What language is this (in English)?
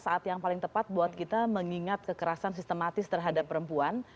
Indonesian